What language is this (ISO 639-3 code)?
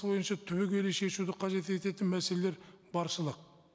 kaz